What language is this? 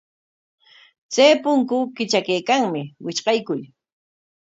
Corongo Ancash Quechua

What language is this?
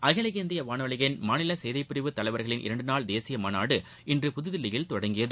Tamil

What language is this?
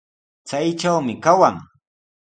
Sihuas Ancash Quechua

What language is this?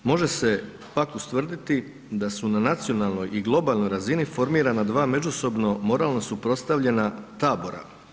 Croatian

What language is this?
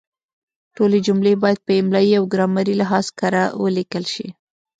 Pashto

